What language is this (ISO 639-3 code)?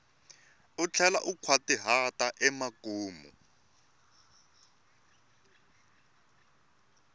tso